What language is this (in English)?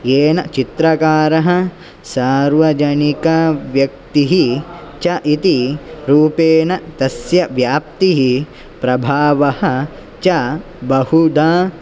Sanskrit